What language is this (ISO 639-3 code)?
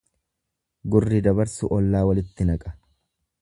orm